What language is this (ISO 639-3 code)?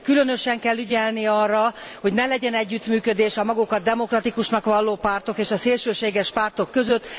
hun